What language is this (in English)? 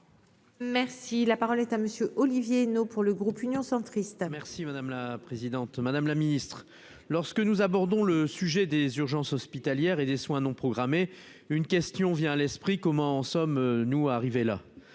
French